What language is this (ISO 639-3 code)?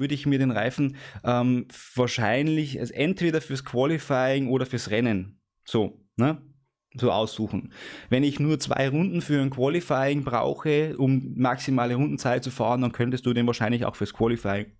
deu